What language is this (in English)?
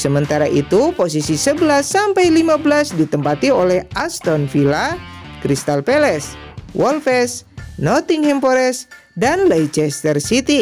Indonesian